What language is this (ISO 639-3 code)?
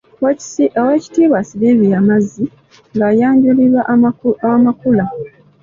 lug